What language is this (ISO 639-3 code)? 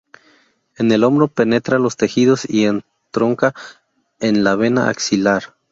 spa